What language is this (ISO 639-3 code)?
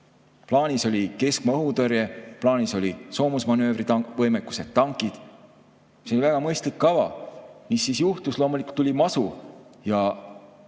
est